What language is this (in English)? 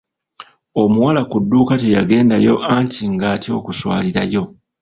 Ganda